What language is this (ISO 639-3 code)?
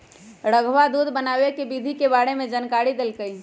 mag